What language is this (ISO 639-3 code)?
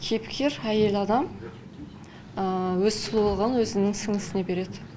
kaz